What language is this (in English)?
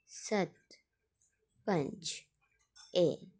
Dogri